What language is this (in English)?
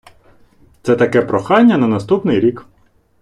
Ukrainian